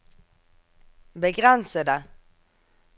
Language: Norwegian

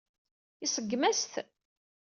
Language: Kabyle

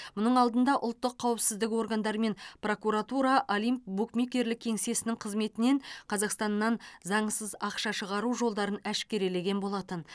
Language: Kazakh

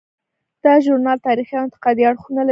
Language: Pashto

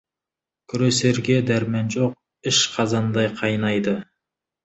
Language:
Kazakh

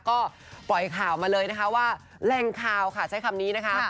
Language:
Thai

